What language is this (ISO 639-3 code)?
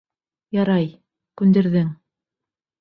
bak